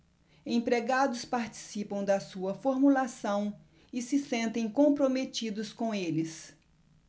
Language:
Portuguese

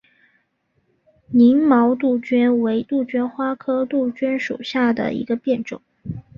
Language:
Chinese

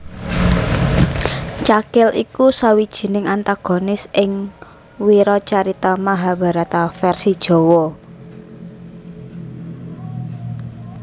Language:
Javanese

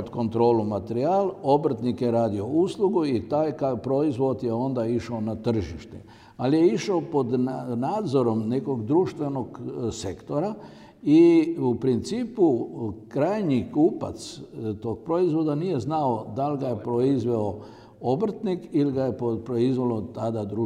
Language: Croatian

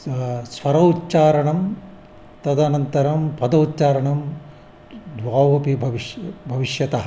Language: Sanskrit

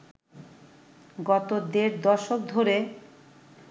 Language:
Bangla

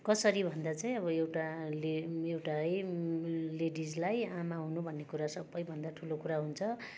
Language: Nepali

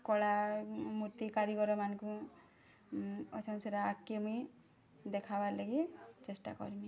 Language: Odia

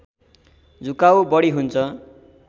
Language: Nepali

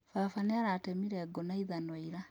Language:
Kikuyu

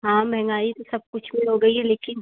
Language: Hindi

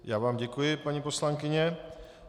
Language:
Czech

